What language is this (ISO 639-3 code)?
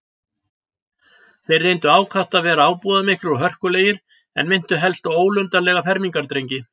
isl